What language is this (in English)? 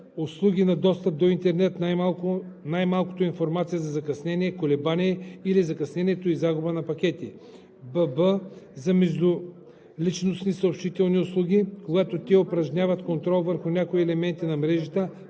Bulgarian